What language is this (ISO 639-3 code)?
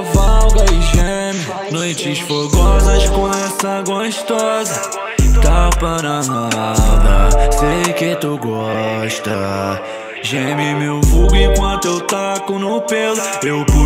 por